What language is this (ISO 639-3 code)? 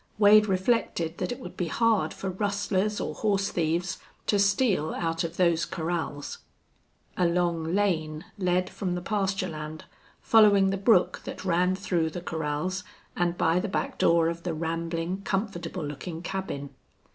eng